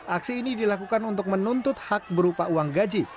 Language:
Indonesian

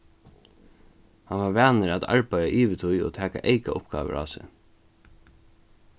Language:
Faroese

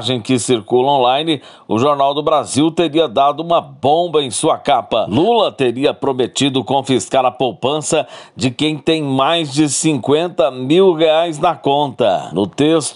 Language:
Portuguese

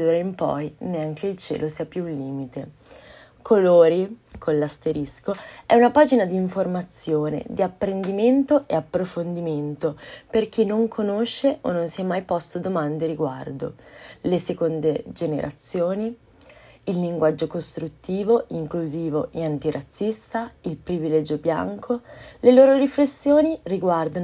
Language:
Italian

